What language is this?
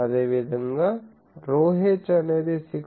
Telugu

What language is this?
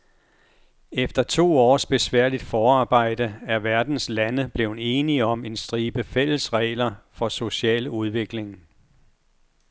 Danish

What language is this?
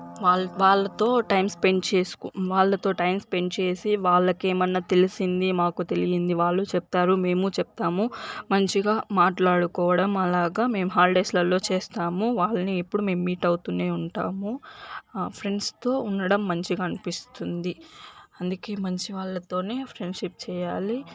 Telugu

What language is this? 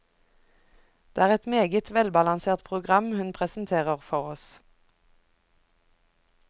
Norwegian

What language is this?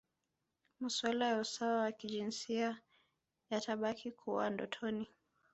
Swahili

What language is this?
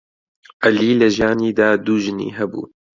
Central Kurdish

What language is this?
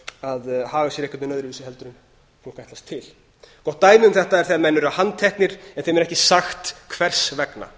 Icelandic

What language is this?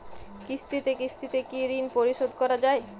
Bangla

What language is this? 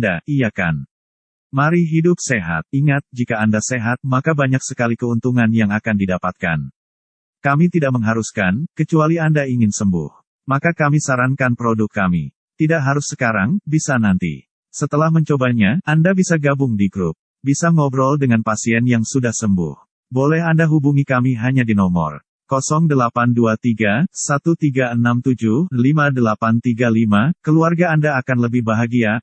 Indonesian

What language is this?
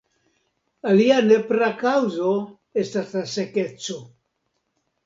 Esperanto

